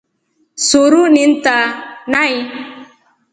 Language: Rombo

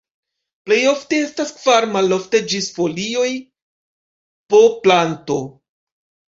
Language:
Esperanto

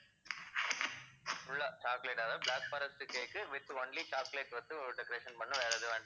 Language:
Tamil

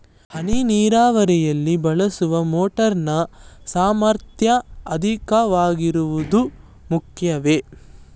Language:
Kannada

